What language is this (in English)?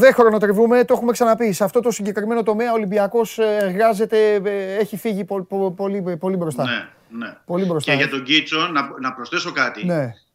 Greek